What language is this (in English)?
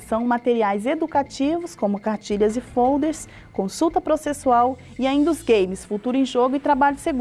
Portuguese